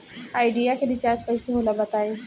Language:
Bhojpuri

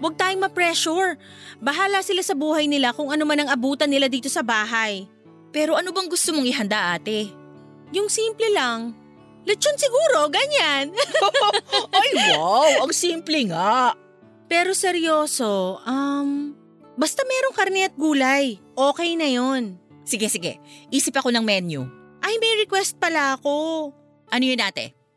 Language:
Filipino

